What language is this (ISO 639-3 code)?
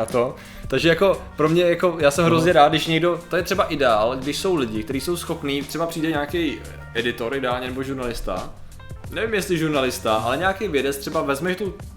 ces